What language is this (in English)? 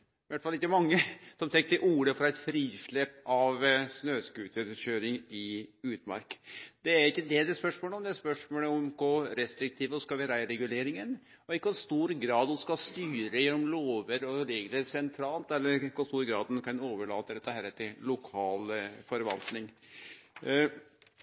Norwegian Nynorsk